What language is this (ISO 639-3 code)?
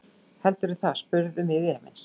isl